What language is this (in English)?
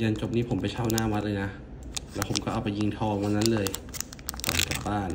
Thai